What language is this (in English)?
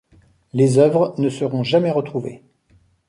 French